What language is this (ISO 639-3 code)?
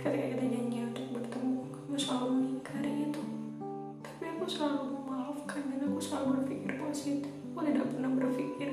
ind